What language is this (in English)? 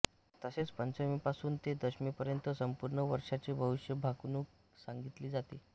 Marathi